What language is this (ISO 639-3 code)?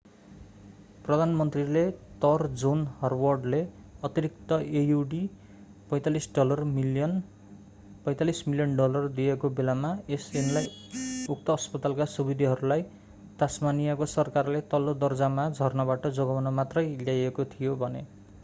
nep